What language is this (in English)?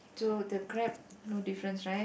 English